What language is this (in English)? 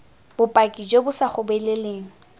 Tswana